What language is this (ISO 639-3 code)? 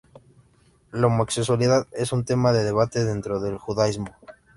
spa